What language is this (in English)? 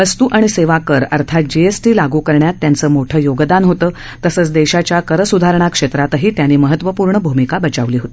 Marathi